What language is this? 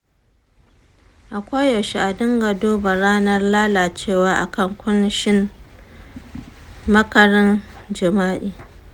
Hausa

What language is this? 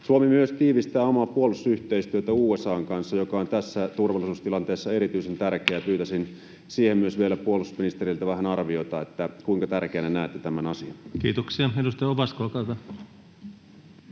Finnish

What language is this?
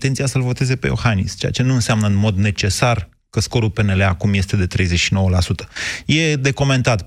Romanian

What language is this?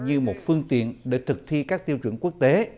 Vietnamese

